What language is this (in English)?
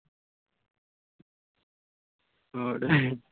Punjabi